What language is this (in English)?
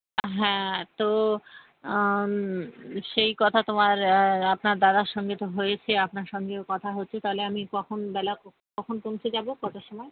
Bangla